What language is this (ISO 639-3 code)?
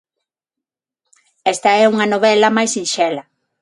glg